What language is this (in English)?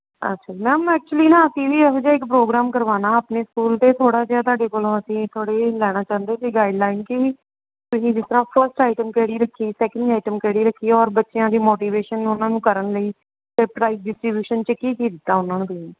Punjabi